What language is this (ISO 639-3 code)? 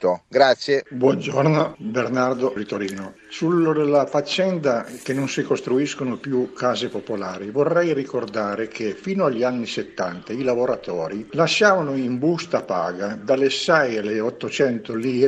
ita